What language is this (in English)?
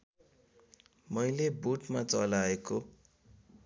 Nepali